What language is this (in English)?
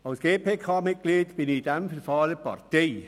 Swiss German